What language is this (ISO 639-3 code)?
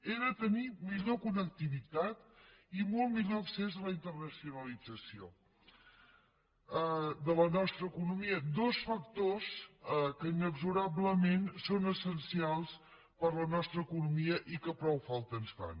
cat